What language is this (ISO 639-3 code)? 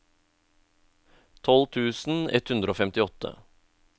nor